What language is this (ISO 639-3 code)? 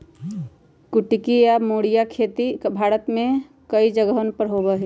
mag